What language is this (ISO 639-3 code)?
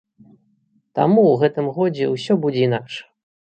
bel